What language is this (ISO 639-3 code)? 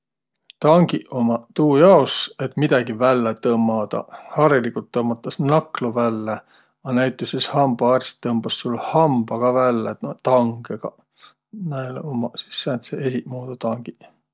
vro